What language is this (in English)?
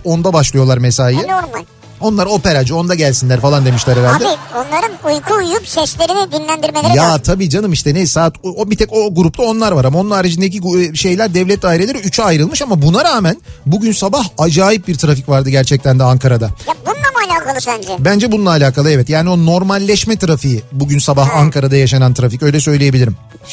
Turkish